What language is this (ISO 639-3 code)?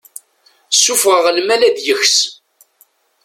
kab